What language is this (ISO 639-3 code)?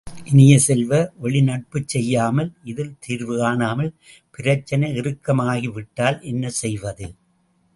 tam